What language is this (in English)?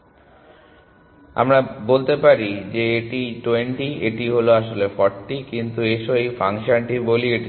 Bangla